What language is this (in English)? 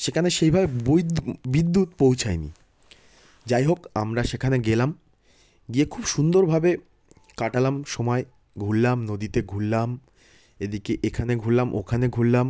Bangla